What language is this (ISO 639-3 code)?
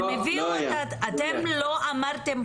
heb